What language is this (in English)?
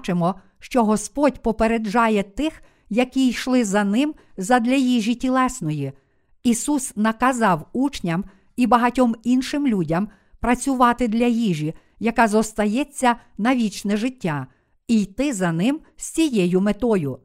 Ukrainian